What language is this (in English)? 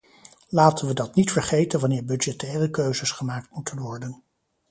Dutch